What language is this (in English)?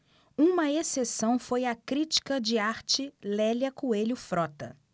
Portuguese